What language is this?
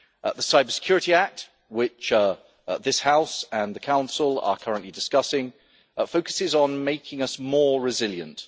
English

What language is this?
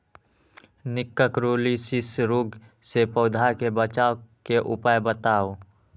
Magahi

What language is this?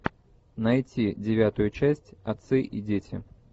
Russian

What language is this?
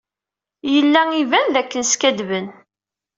Kabyle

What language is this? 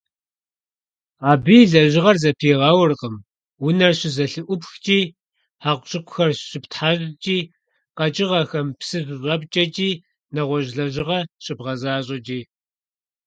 Kabardian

